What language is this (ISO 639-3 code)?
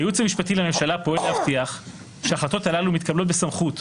heb